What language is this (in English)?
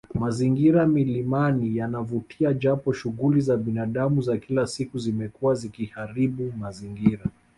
Swahili